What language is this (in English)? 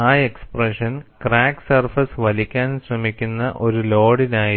Malayalam